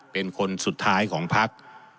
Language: Thai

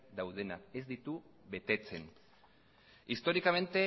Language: Basque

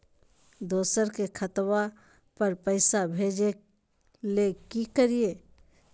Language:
Magahi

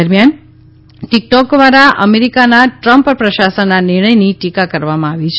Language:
Gujarati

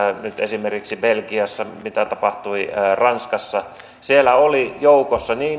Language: Finnish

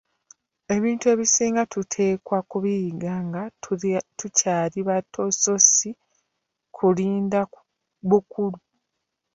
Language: Ganda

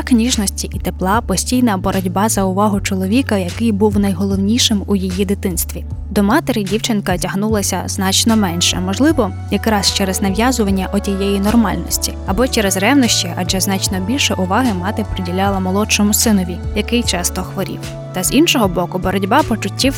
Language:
Ukrainian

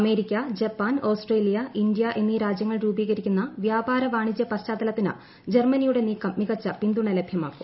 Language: Malayalam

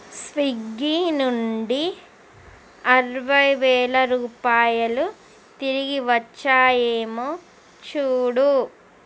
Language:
Telugu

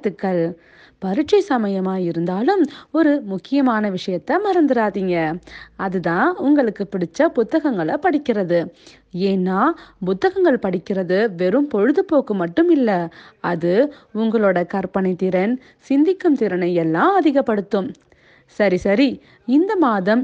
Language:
Tamil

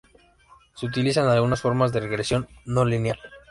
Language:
Spanish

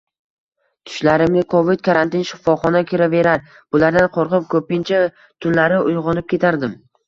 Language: Uzbek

